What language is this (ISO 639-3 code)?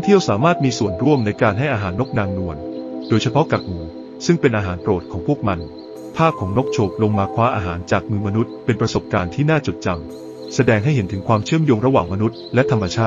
tha